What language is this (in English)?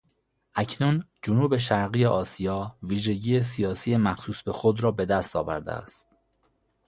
Persian